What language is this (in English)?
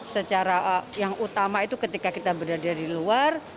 Indonesian